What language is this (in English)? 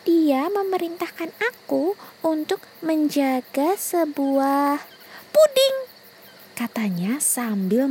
Indonesian